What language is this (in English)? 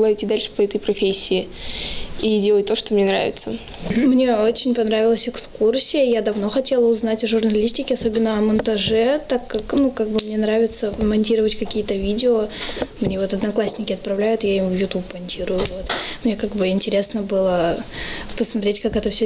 Russian